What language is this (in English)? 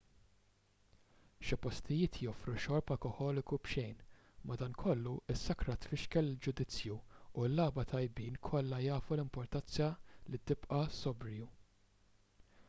Maltese